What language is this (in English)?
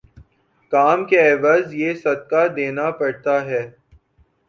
Urdu